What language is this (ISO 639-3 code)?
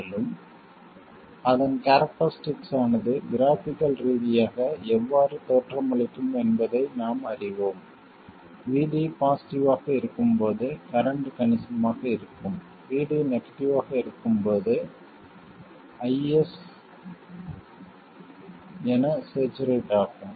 tam